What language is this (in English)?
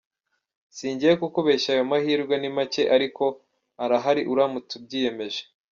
Kinyarwanda